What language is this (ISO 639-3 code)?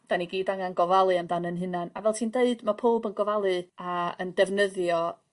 cym